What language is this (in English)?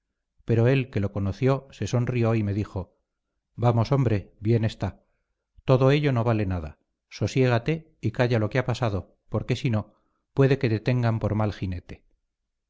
Spanish